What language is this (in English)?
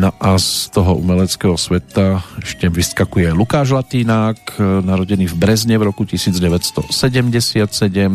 Slovak